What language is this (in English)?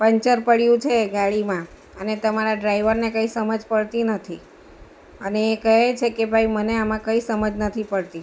Gujarati